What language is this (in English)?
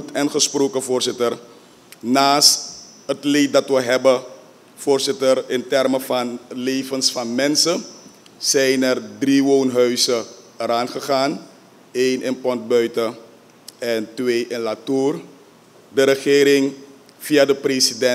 Dutch